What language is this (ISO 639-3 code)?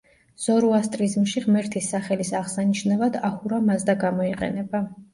kat